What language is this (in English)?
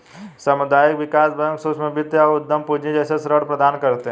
Hindi